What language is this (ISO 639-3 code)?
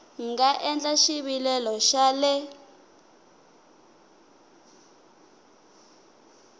tso